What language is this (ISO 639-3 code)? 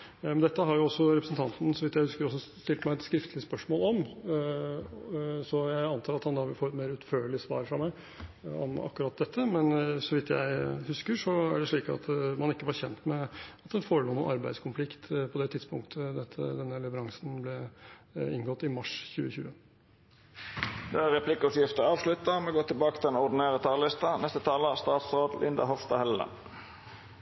nor